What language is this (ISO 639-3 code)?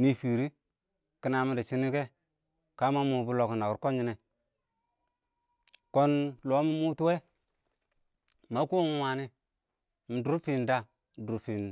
awo